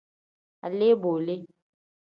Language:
Tem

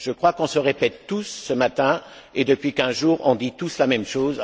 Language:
French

